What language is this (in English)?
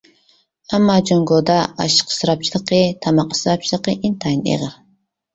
Uyghur